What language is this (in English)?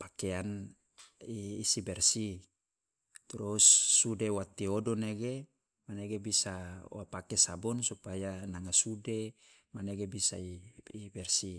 Loloda